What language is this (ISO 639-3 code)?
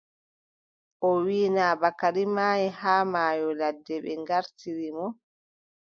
fub